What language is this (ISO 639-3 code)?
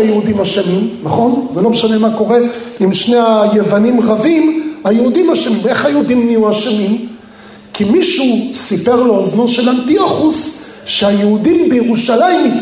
heb